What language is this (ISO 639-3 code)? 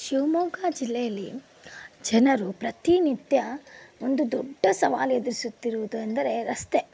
kan